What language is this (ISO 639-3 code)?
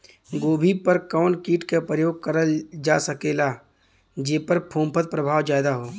bho